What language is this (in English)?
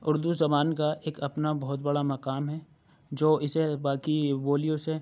Urdu